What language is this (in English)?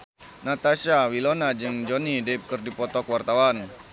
Sundanese